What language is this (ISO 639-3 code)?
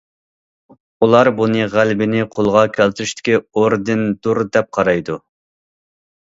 uig